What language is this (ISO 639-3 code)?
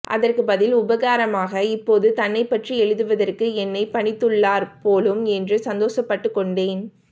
tam